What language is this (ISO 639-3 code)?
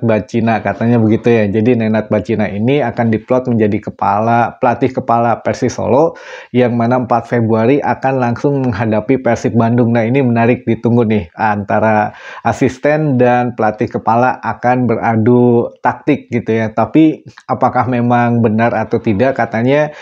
ind